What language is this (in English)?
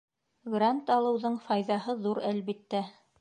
Bashkir